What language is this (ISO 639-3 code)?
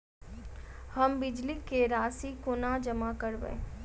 mai